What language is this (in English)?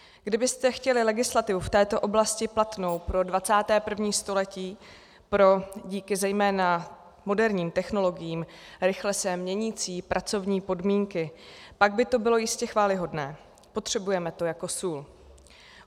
Czech